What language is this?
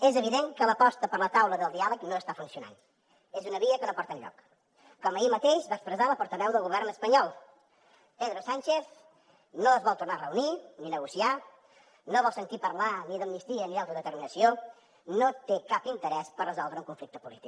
Catalan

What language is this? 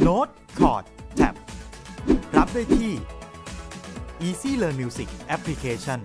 Thai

